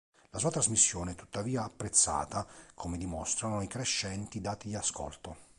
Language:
Italian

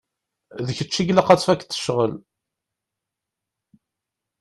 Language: Kabyle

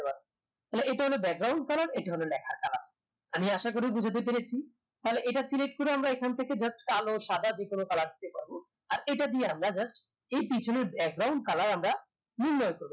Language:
Bangla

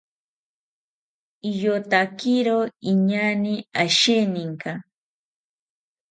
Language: South Ucayali Ashéninka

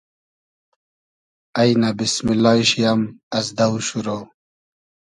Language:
Hazaragi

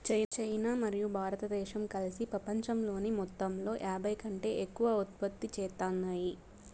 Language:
Telugu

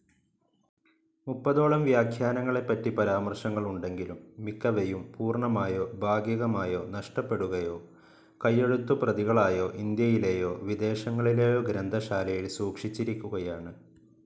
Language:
Malayalam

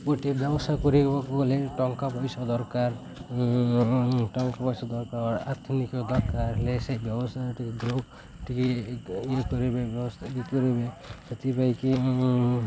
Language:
Odia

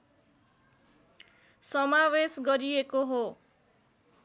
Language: Nepali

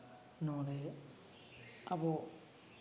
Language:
Santali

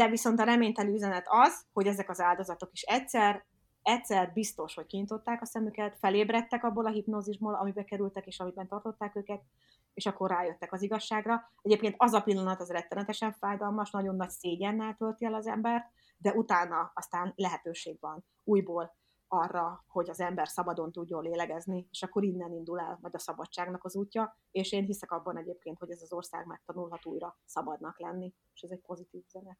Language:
Hungarian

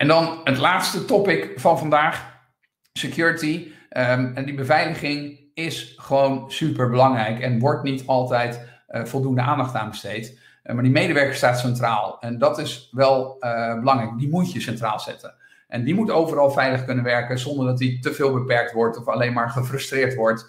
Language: Dutch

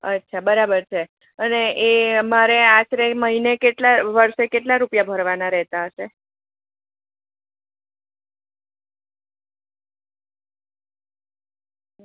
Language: Gujarati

